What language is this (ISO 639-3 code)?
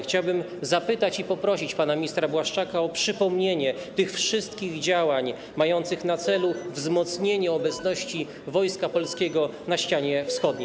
pol